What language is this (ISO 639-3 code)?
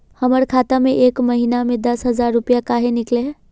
mag